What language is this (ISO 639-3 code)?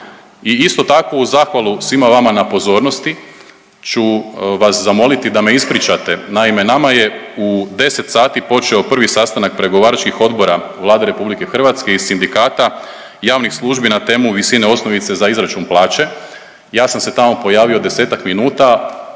hrv